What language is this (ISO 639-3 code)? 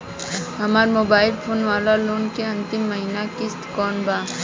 bho